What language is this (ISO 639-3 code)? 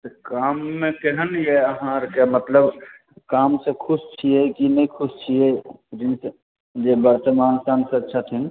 mai